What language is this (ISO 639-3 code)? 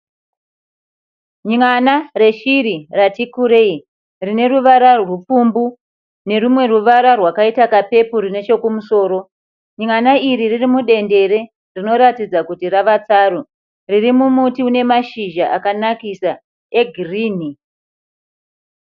sna